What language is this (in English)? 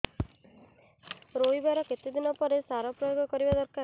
Odia